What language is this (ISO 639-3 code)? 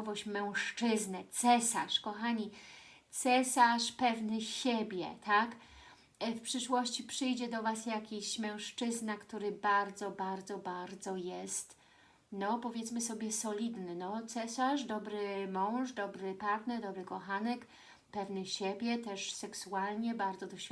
pol